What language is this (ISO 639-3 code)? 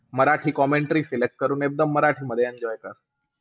mar